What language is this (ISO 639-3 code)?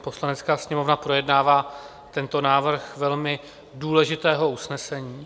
ces